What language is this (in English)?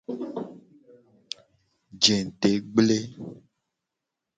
Gen